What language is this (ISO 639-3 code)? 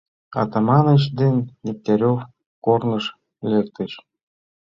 chm